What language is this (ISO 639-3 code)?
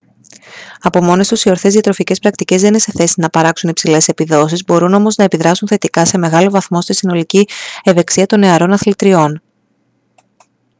ell